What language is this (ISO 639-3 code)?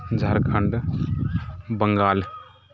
mai